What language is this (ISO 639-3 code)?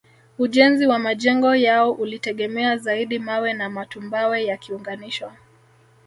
swa